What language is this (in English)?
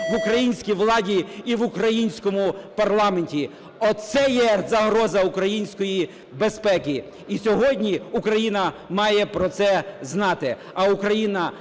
Ukrainian